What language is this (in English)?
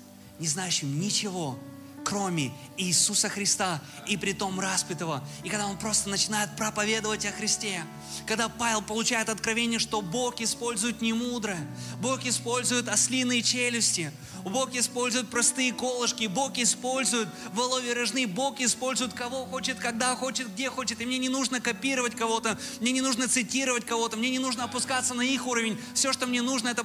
Russian